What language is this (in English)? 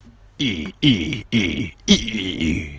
Russian